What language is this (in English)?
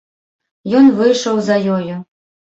Belarusian